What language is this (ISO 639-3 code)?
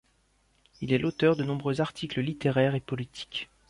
fra